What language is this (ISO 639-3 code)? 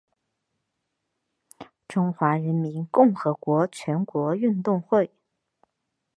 zho